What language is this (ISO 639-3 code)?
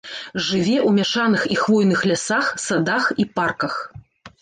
bel